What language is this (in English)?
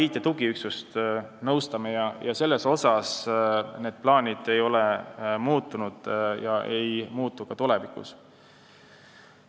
Estonian